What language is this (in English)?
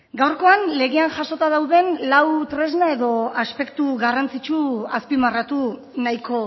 Basque